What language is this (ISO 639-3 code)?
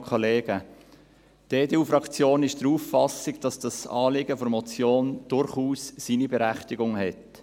gsw